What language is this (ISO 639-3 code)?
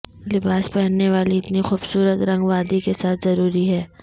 urd